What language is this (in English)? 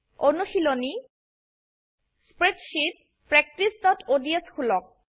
Assamese